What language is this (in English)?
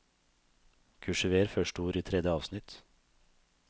Norwegian